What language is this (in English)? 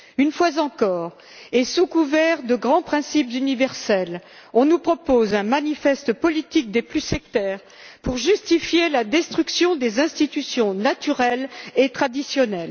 French